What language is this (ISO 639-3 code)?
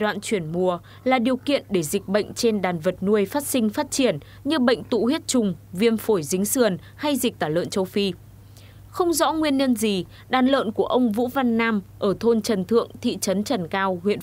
vie